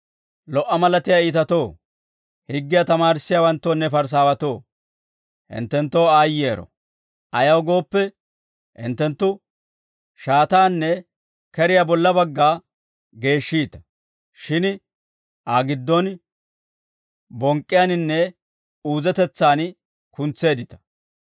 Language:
Dawro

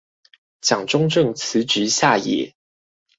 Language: Chinese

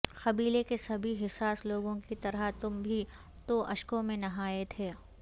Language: Urdu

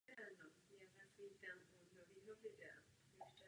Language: Czech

